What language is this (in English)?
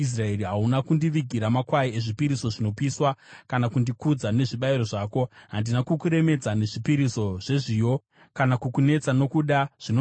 Shona